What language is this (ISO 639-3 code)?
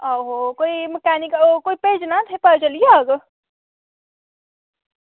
doi